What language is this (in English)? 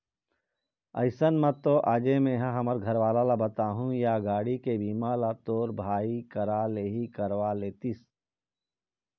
Chhattisgarhi